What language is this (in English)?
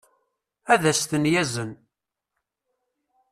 Kabyle